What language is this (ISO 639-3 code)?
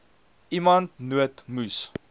afr